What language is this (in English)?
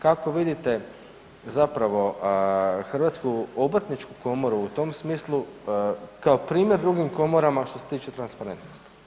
Croatian